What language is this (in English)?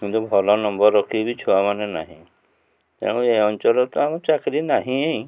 Odia